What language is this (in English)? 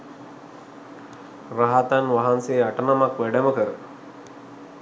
Sinhala